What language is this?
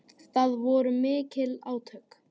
Icelandic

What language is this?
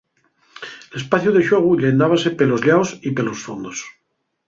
Asturian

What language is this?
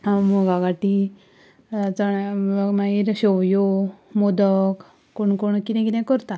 Konkani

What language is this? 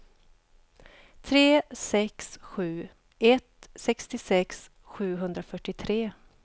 Swedish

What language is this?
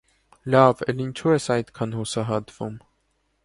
Armenian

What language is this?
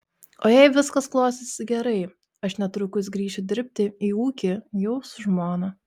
Lithuanian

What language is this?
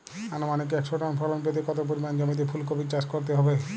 Bangla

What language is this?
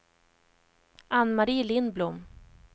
Swedish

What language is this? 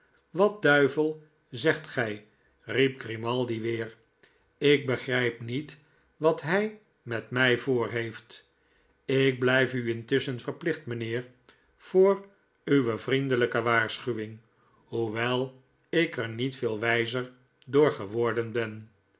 Dutch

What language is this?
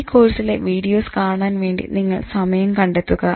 Malayalam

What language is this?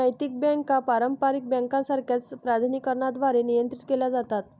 Marathi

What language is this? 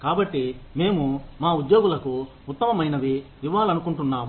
Telugu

